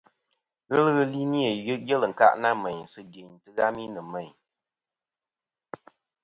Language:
Kom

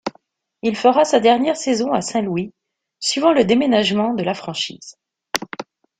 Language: French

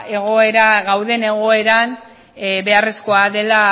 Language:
Basque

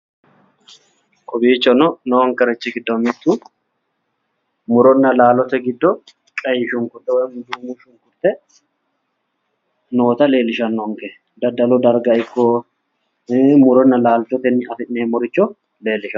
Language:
Sidamo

